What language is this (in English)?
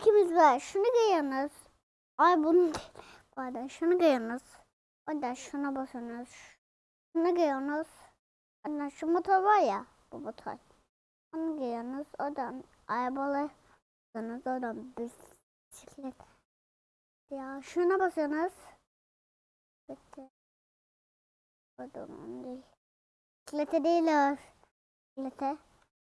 Turkish